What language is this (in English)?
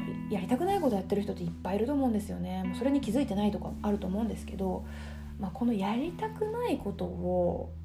Japanese